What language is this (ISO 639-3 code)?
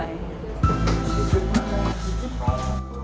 ind